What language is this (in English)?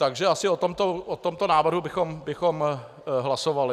Czech